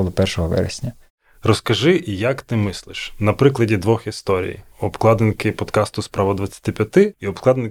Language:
Ukrainian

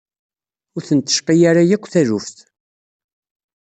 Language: Kabyle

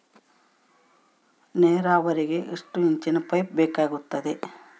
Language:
Kannada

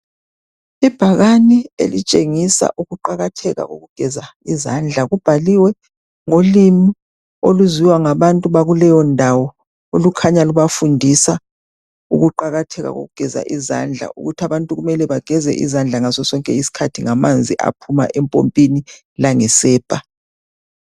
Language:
North Ndebele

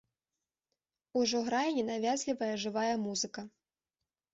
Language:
Belarusian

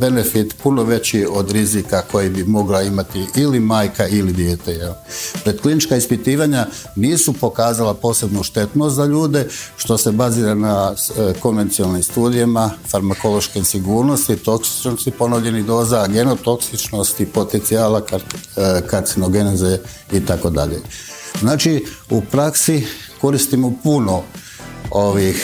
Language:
Croatian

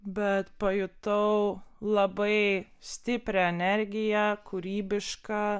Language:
Lithuanian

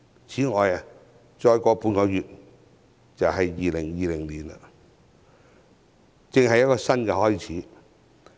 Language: Cantonese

